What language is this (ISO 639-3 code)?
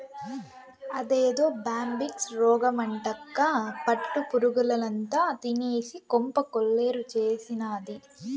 tel